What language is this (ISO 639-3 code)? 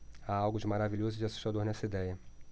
por